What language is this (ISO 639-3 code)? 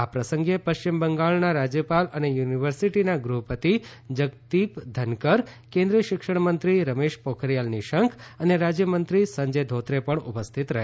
guj